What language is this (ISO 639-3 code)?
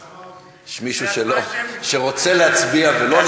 heb